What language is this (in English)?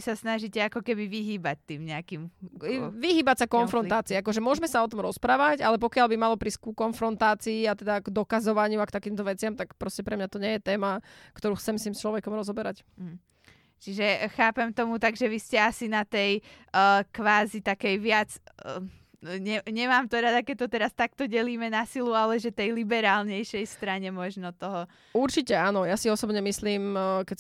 Slovak